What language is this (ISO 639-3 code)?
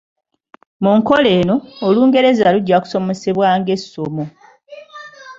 lug